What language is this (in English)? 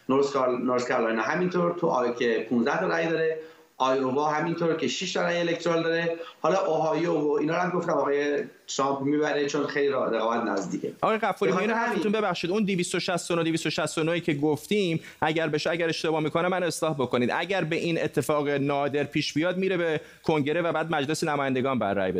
Persian